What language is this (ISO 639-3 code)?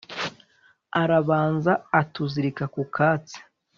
kin